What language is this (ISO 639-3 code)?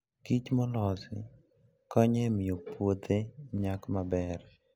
luo